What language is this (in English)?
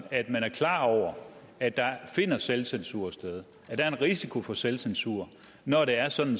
Danish